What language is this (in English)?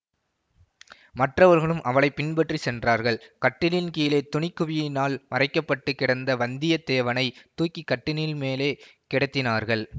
Tamil